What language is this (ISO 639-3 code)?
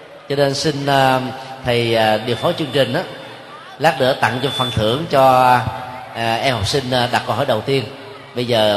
vie